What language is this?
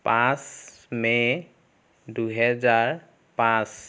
Assamese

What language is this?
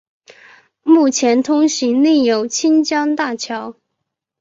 Chinese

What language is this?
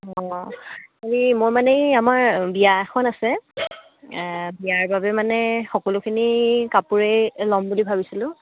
Assamese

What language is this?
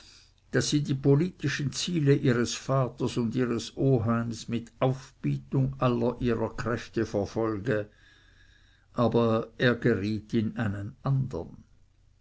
German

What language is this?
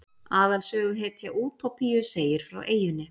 Icelandic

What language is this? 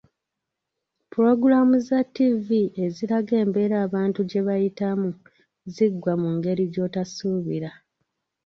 Ganda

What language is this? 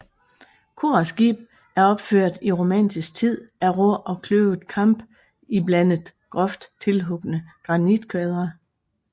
Danish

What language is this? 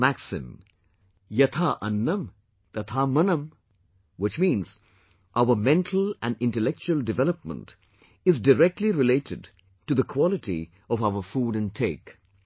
English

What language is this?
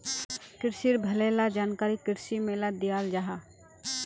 Magahi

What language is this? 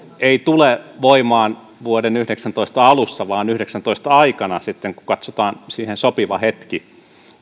Finnish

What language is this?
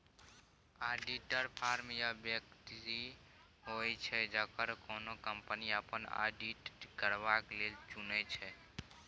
Maithili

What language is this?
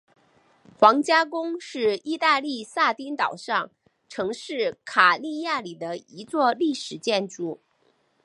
Chinese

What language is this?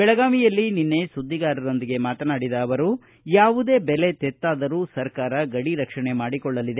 Kannada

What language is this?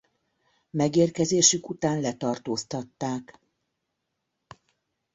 Hungarian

